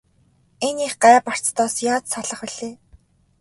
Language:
Mongolian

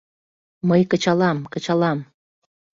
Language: Mari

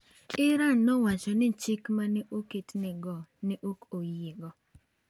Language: Luo (Kenya and Tanzania)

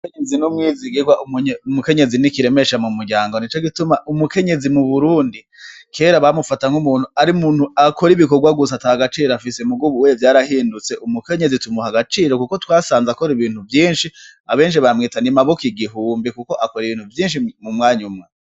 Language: Rundi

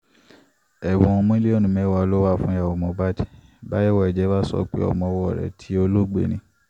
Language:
Yoruba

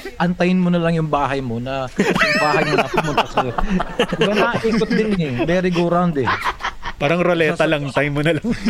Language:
Filipino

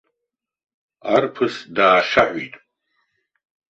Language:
Abkhazian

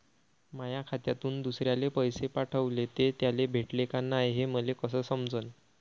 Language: Marathi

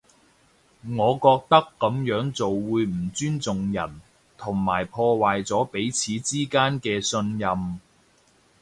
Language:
Cantonese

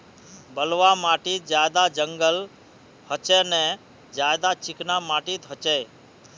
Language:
Magahi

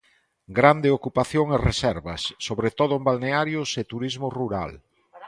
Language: Galician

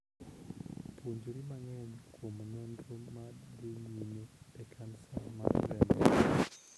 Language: Luo (Kenya and Tanzania)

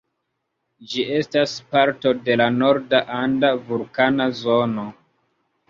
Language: Esperanto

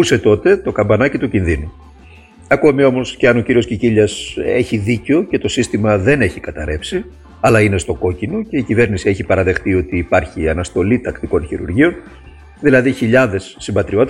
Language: Greek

